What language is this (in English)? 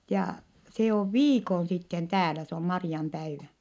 Finnish